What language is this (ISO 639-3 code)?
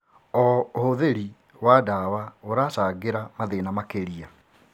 kik